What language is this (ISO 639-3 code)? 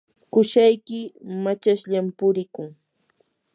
qur